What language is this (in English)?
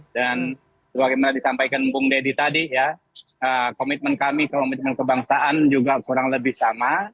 Indonesian